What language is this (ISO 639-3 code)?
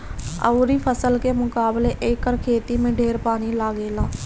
bho